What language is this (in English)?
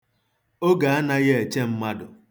Igbo